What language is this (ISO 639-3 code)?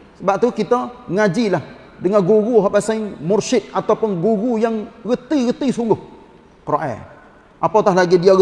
msa